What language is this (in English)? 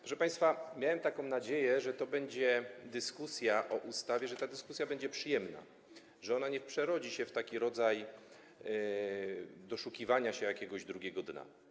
Polish